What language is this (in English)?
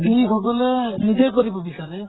Assamese